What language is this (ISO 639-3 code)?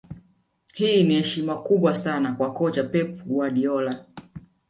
swa